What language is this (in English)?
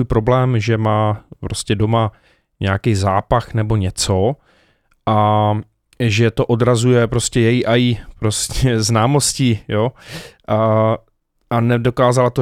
Czech